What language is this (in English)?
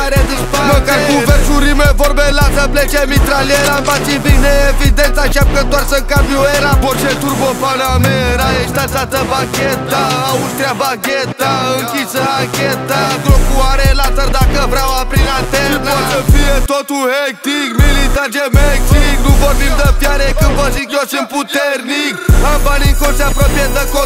Romanian